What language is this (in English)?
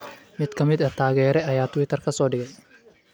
Somali